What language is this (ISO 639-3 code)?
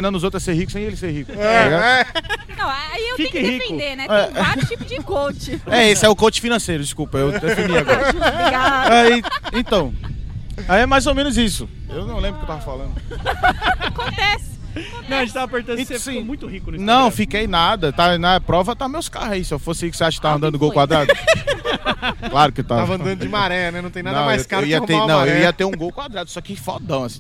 por